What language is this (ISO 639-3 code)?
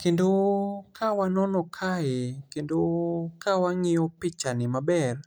luo